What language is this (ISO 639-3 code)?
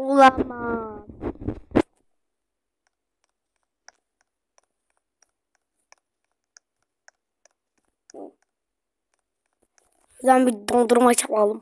tur